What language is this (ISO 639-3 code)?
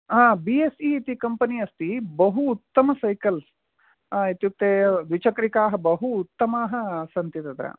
san